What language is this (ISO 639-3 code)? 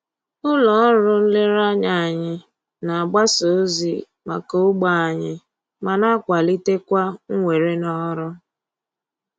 ibo